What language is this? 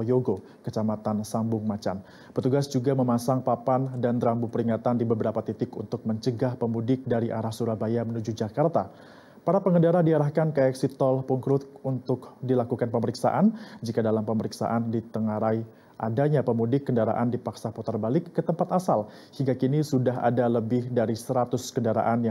Indonesian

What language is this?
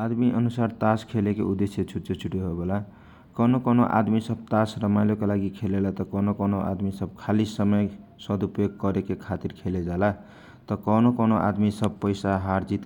Kochila Tharu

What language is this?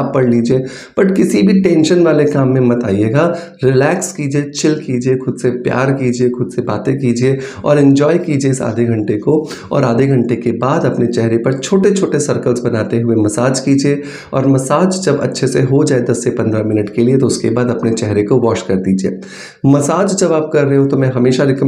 Hindi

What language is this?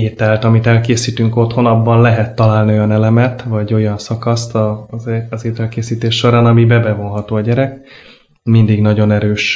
Hungarian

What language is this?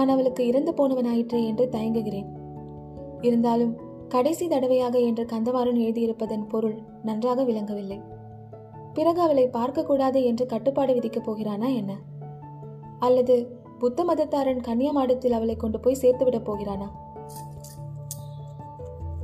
Tamil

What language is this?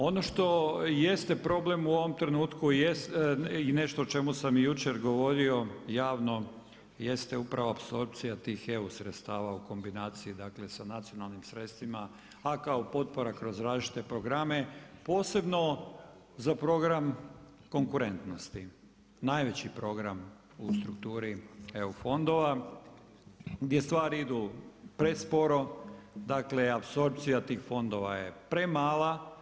Croatian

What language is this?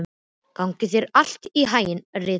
Icelandic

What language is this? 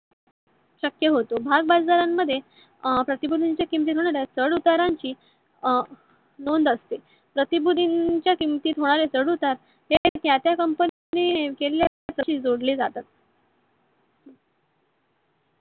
Marathi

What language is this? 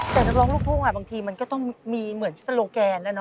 Thai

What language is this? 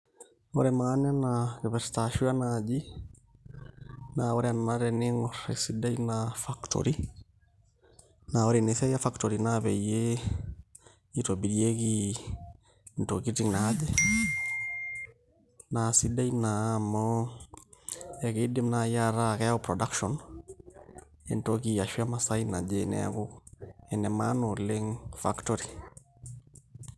Masai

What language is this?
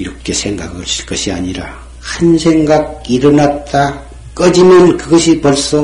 Korean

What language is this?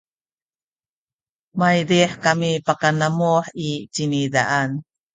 Sakizaya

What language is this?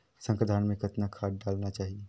Chhattisgarhi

